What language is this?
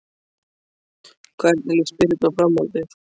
Icelandic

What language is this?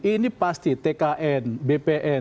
Indonesian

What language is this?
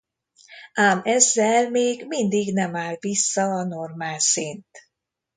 Hungarian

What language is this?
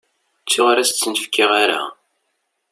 Kabyle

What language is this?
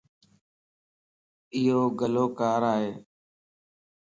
Lasi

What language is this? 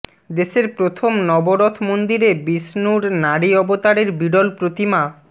Bangla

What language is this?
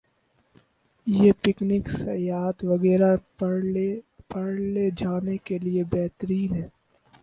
Urdu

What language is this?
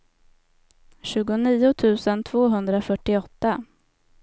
Swedish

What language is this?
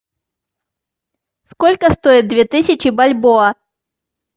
Russian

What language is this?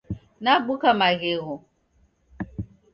Taita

